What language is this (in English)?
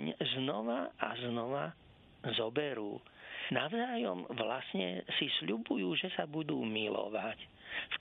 Slovak